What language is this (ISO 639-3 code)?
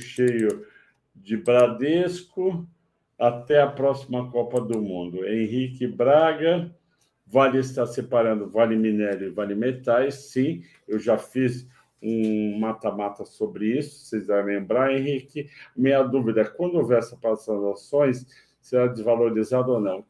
por